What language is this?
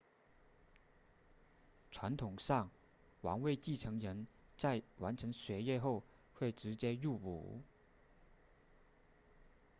Chinese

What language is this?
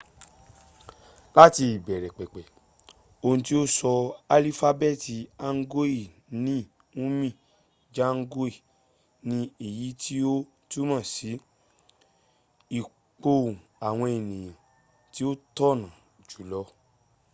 Yoruba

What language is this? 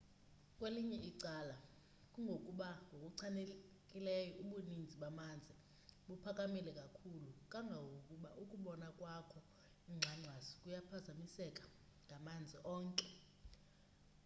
Xhosa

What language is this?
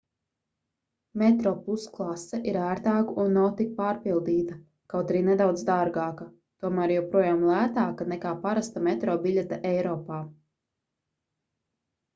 Latvian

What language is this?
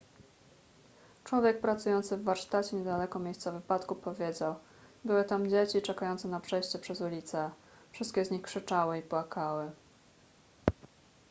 Polish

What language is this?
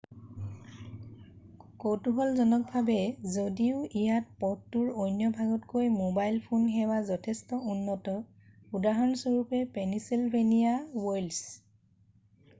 Assamese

